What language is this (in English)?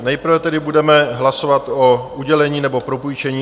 Czech